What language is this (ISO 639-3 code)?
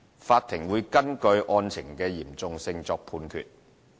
yue